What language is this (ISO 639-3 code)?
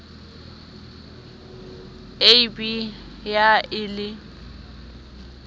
sot